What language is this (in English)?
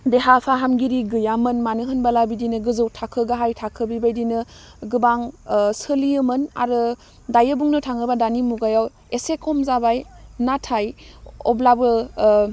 Bodo